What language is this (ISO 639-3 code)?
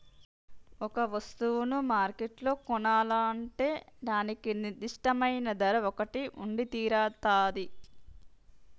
tel